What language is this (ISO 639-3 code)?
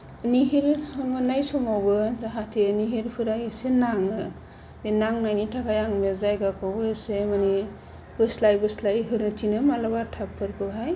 brx